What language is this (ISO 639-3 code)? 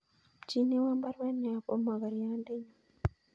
kln